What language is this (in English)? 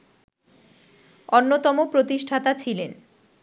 Bangla